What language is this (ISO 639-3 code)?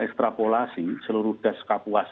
ind